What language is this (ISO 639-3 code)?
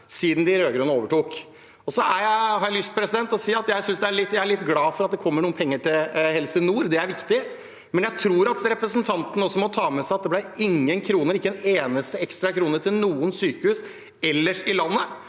nor